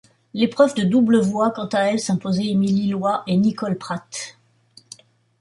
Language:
French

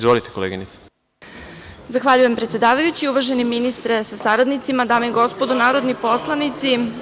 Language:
Serbian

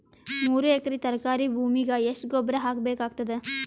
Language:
Kannada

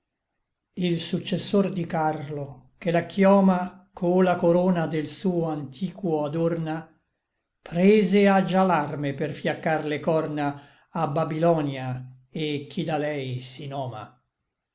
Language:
Italian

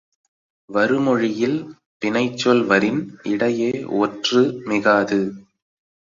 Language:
Tamil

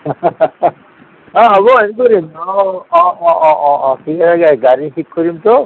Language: Assamese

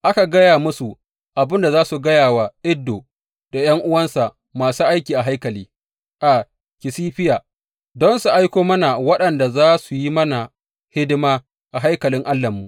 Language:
Hausa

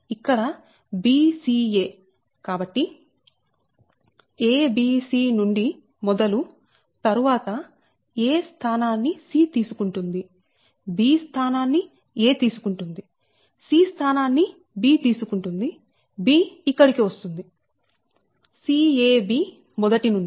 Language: Telugu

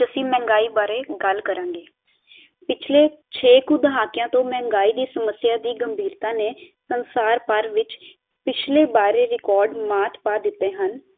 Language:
Punjabi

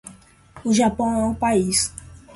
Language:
Portuguese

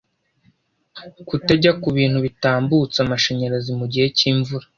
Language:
Kinyarwanda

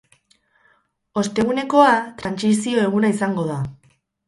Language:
Basque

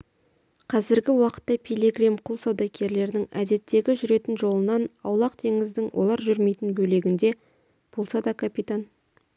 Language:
Kazakh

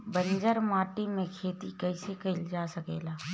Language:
Bhojpuri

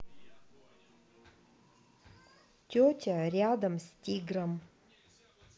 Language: Russian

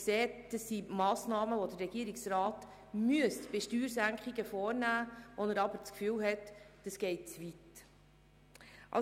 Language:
Swiss German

